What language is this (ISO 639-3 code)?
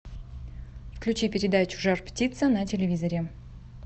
rus